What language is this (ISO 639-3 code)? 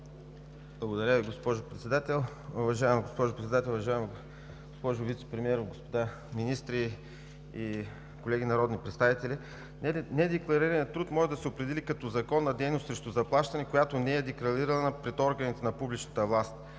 bul